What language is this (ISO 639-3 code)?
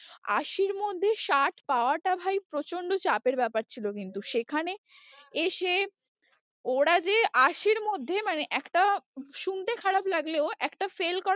ben